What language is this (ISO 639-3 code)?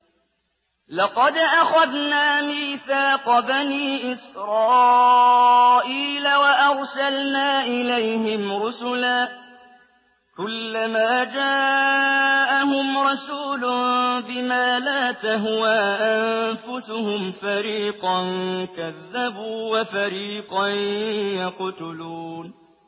ara